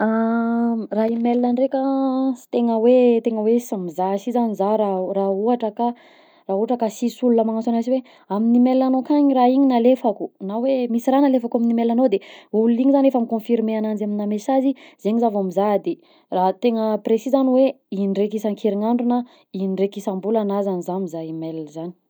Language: Southern Betsimisaraka Malagasy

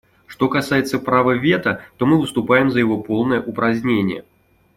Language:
Russian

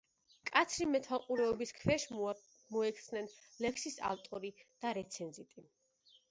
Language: Georgian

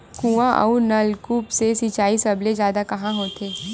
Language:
Chhattisgarhi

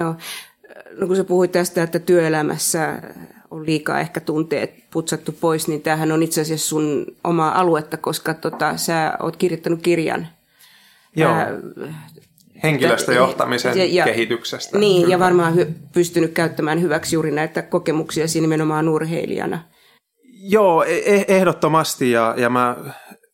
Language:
Finnish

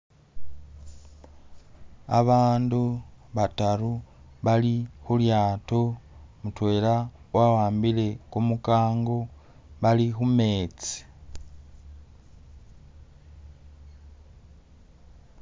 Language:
Masaaba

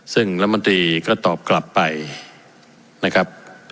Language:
Thai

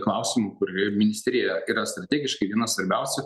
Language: Lithuanian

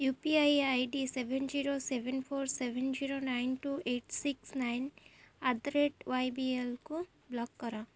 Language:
Odia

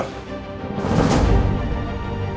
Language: Indonesian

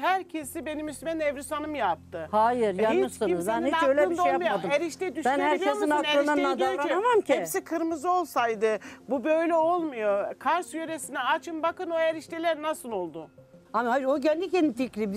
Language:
Turkish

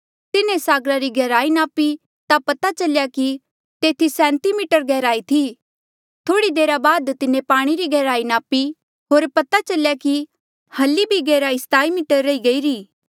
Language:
Mandeali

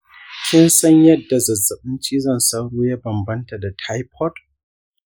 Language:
Hausa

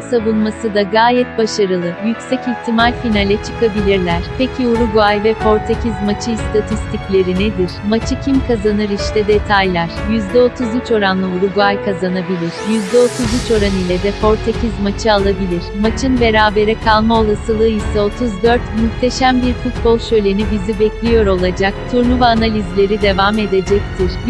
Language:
Turkish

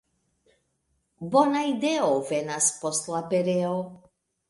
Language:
Esperanto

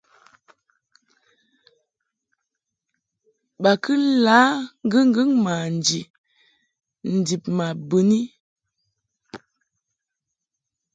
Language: Mungaka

